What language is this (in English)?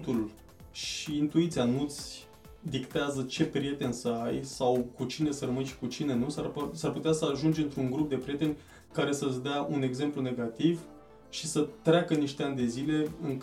Romanian